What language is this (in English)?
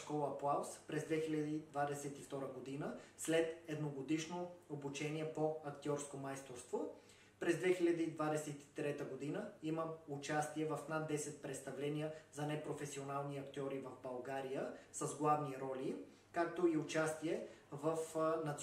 Bulgarian